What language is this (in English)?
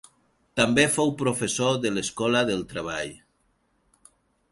Catalan